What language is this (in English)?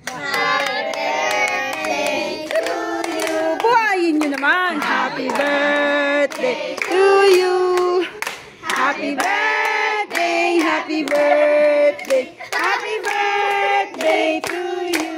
Filipino